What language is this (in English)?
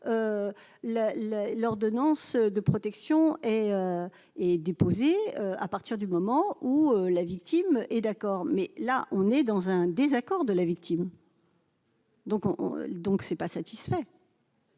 French